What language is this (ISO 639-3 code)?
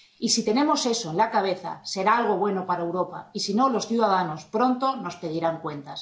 spa